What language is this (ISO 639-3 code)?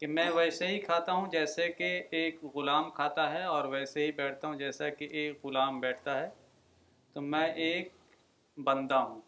urd